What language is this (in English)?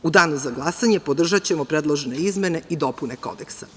Serbian